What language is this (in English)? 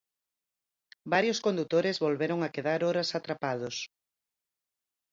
Galician